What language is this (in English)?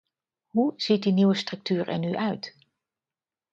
Dutch